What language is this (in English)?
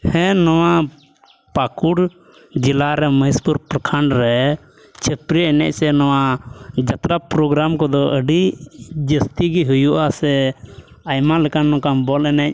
Santali